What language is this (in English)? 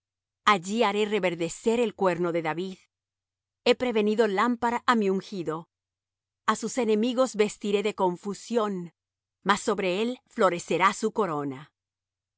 Spanish